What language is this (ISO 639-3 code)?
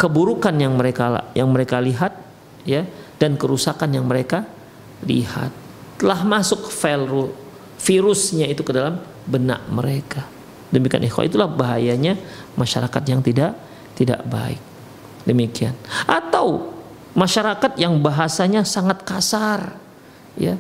ind